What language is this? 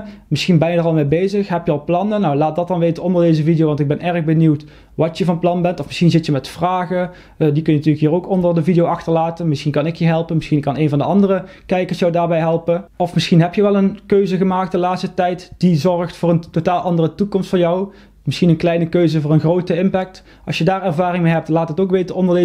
Dutch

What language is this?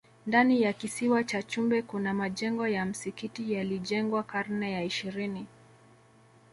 Swahili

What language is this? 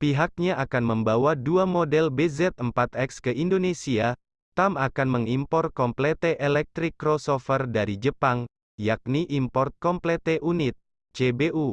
Indonesian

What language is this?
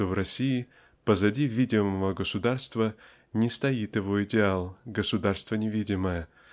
Russian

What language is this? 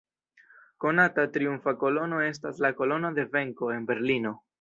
Esperanto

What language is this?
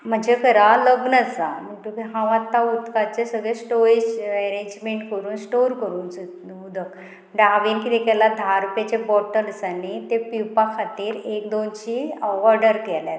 Konkani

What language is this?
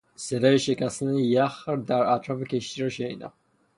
Persian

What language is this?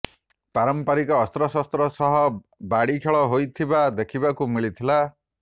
Odia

